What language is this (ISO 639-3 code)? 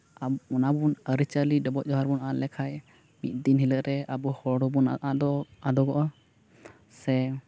sat